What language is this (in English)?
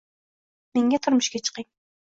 Uzbek